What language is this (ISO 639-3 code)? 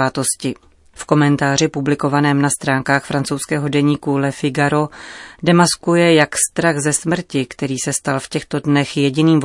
ces